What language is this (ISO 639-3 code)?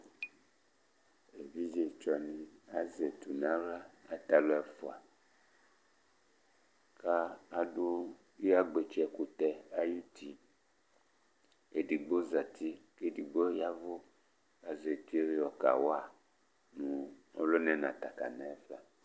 kpo